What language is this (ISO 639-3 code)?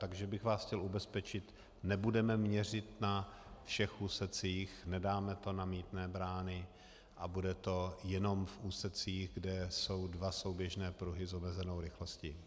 ces